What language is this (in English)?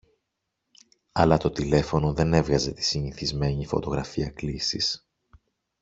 Greek